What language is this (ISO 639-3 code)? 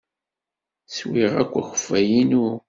kab